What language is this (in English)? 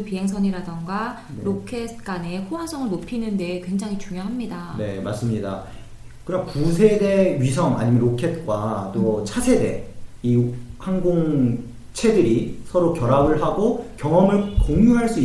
Korean